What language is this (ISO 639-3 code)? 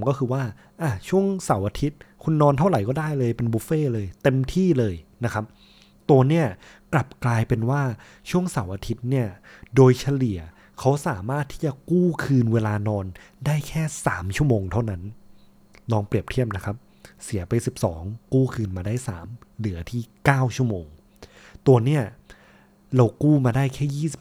tha